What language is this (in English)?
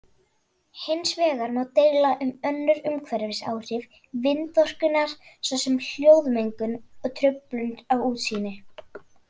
Icelandic